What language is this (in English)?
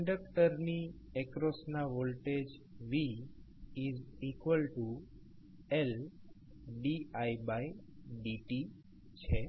Gujarati